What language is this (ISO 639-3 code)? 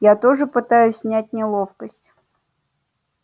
rus